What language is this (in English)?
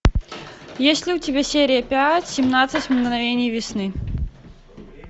Russian